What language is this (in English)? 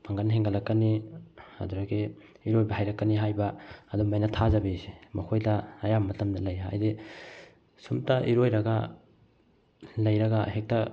Manipuri